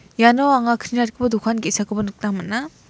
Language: Garo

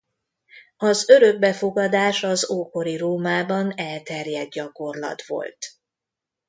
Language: Hungarian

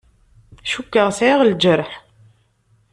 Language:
Kabyle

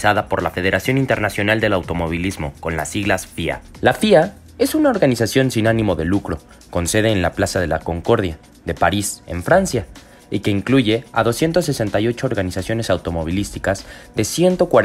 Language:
Spanish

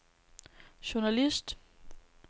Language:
Danish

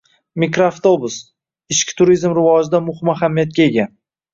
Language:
Uzbek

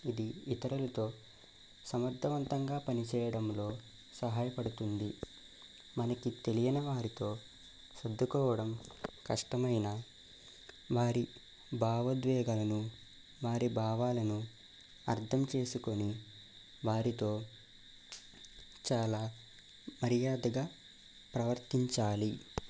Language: Telugu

